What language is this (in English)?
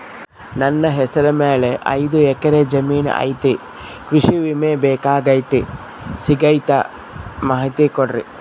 Kannada